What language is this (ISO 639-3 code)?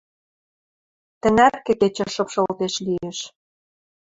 mrj